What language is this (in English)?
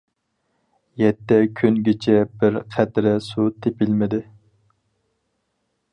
Uyghur